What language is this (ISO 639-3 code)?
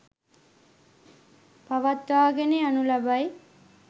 sin